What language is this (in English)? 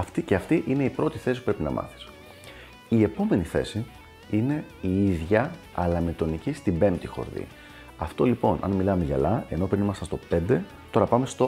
Greek